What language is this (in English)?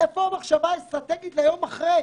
Hebrew